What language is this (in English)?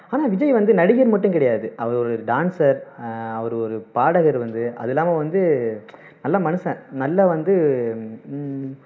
Tamil